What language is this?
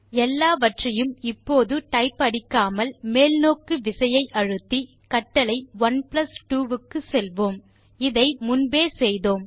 Tamil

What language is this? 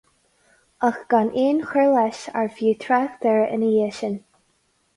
Irish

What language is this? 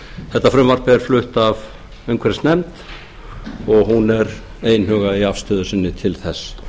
Icelandic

